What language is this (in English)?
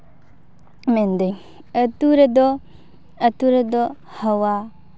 Santali